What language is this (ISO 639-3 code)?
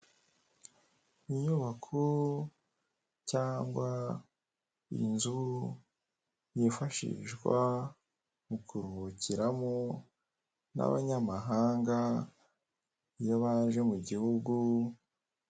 kin